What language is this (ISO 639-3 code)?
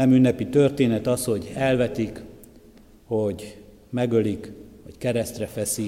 hun